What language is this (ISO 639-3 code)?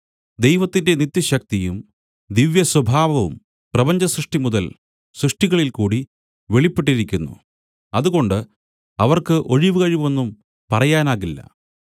mal